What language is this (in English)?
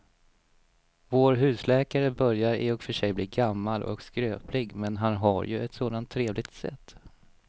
Swedish